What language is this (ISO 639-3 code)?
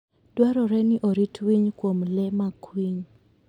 luo